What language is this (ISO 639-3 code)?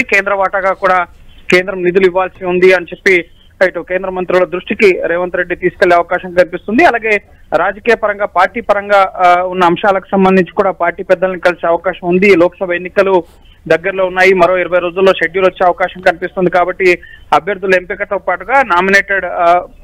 tel